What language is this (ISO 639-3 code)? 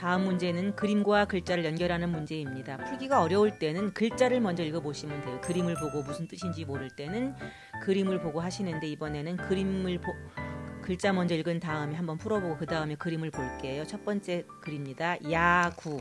kor